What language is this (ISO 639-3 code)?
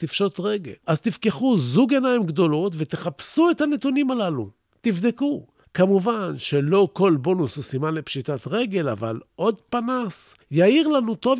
heb